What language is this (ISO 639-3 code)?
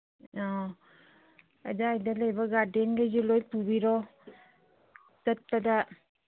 mni